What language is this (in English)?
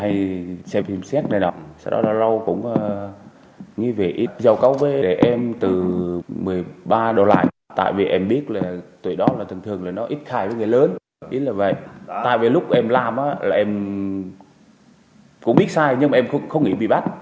Vietnamese